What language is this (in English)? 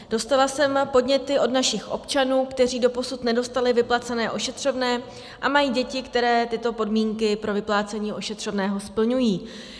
Czech